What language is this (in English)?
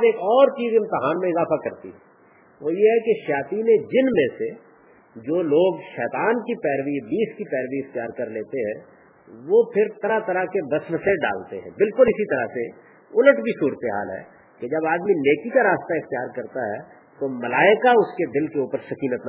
Urdu